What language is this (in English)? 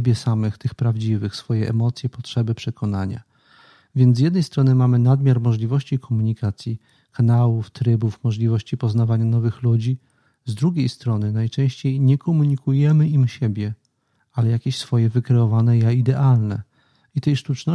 Polish